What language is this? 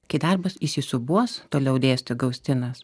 Lithuanian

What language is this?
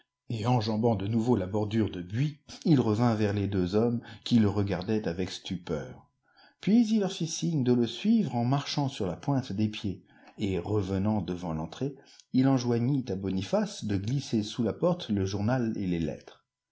French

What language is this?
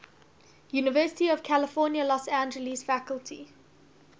English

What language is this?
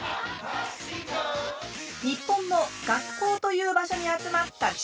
Japanese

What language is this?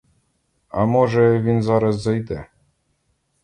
Ukrainian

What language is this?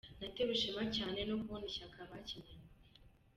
Kinyarwanda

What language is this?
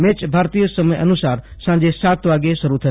Gujarati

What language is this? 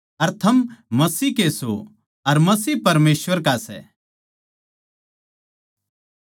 Haryanvi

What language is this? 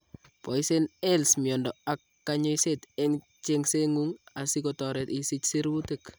Kalenjin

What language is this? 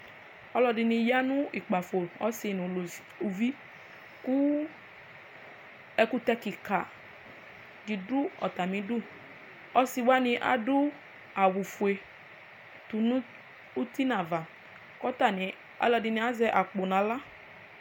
Ikposo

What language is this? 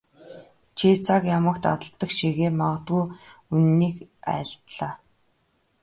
Mongolian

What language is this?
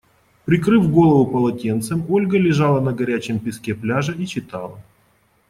Russian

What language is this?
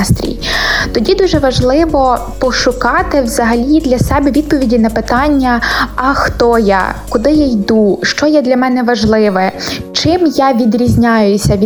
Ukrainian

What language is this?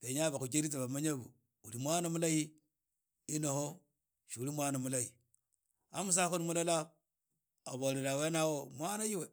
Idakho-Isukha-Tiriki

